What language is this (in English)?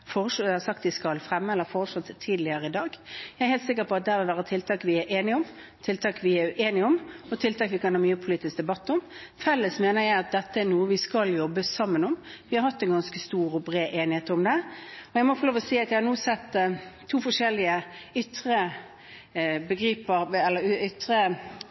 Norwegian Bokmål